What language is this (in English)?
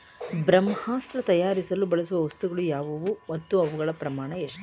Kannada